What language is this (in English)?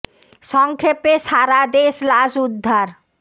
Bangla